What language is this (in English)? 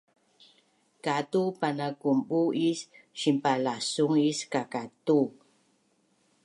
Bunun